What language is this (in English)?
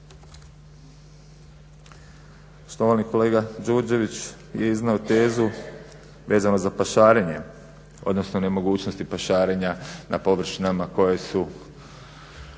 Croatian